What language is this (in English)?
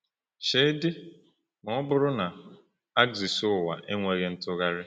Igbo